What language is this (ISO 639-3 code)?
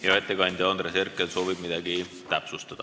est